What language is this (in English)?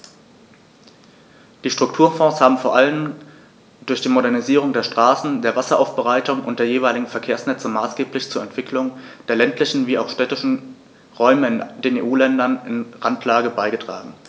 German